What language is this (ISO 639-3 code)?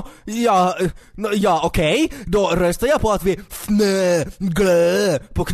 swe